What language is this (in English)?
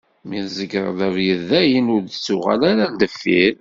Kabyle